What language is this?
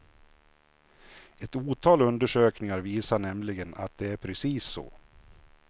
Swedish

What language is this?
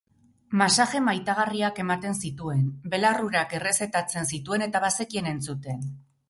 Basque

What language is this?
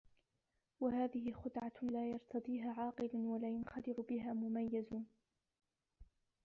Arabic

